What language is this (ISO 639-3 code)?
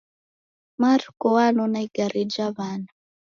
dav